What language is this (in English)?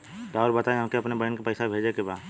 Bhojpuri